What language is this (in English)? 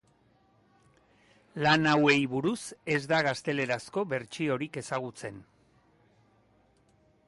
Basque